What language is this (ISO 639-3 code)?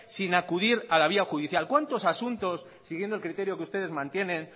spa